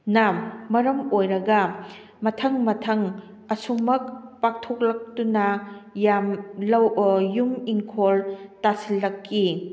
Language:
Manipuri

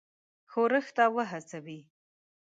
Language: Pashto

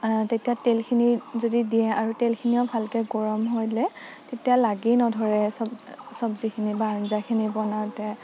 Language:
Assamese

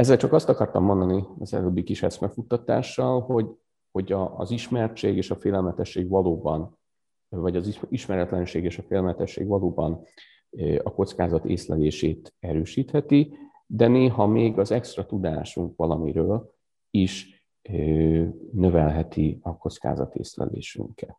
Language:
Hungarian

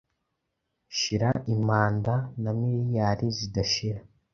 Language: Kinyarwanda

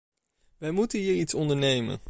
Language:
Dutch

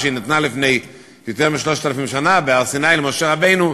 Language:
Hebrew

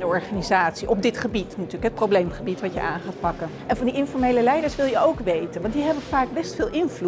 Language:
Dutch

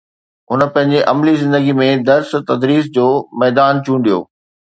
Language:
Sindhi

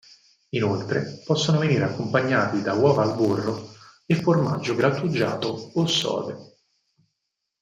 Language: Italian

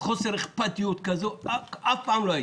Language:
Hebrew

